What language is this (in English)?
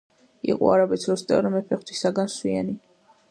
Georgian